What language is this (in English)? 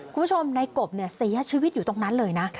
Thai